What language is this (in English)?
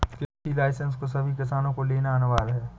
Hindi